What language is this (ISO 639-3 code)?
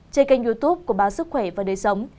vie